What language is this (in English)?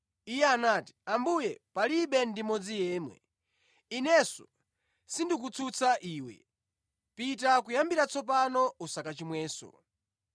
Nyanja